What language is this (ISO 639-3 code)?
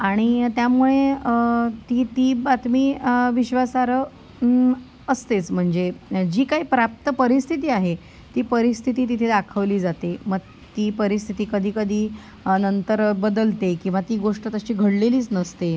mar